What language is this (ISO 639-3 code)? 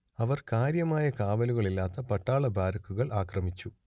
mal